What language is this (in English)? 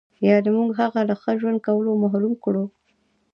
Pashto